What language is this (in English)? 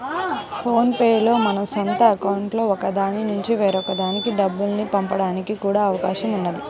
Telugu